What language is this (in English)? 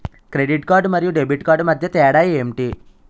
Telugu